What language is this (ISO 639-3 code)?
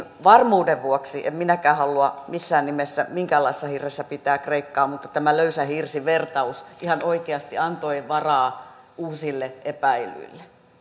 fin